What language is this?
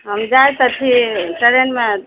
Maithili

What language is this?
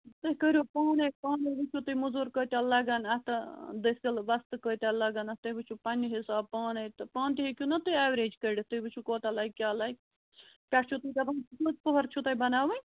Kashmiri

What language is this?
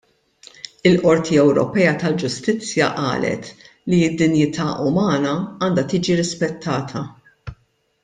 Maltese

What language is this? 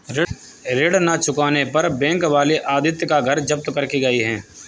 Hindi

